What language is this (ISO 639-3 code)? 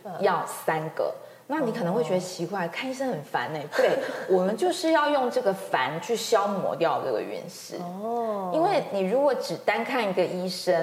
zho